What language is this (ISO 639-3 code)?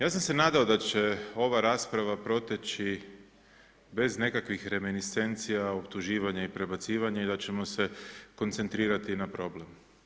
hrv